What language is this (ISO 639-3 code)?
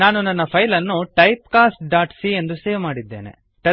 kan